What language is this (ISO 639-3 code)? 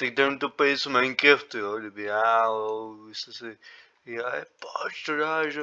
ces